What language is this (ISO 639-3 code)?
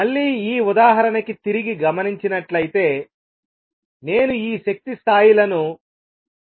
tel